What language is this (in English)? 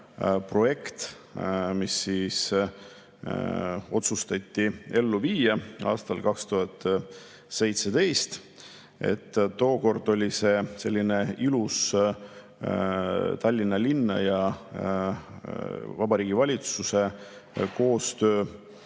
Estonian